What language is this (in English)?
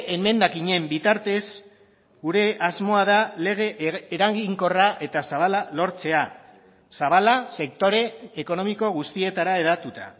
Basque